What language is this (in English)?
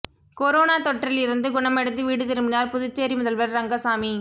Tamil